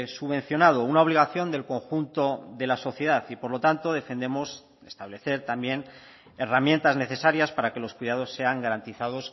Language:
Spanish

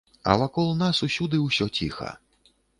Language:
Belarusian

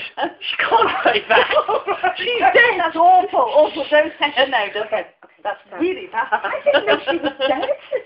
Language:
English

